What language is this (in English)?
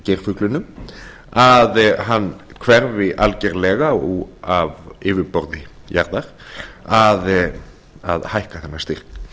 Icelandic